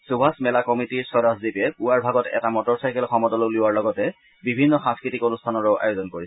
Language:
Assamese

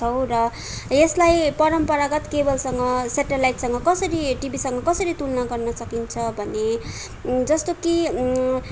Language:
Nepali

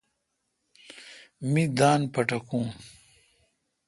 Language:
Kalkoti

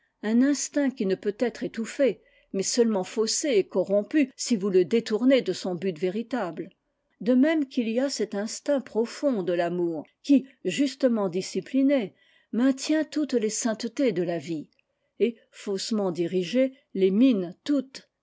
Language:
French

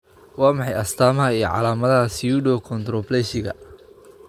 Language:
Somali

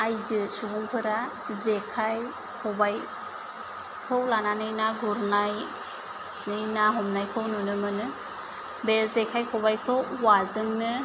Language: Bodo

